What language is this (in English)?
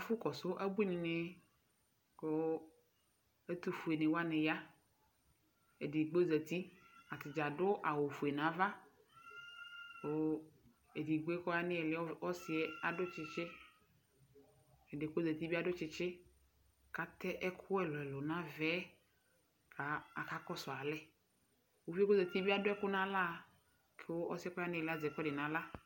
Ikposo